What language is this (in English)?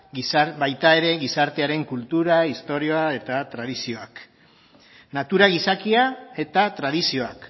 Basque